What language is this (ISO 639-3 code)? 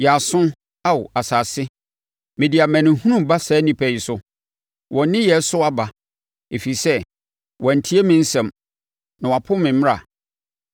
aka